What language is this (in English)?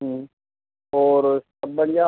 Urdu